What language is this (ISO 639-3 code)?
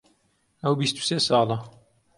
ckb